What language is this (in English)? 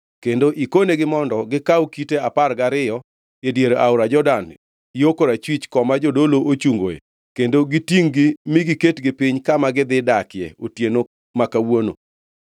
Luo (Kenya and Tanzania)